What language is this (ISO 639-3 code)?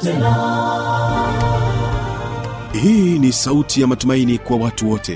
swa